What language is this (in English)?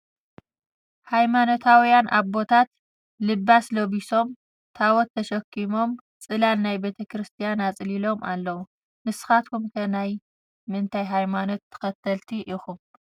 Tigrinya